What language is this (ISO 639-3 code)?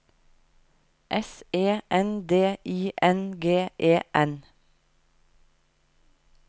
nor